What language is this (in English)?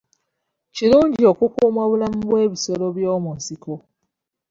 Ganda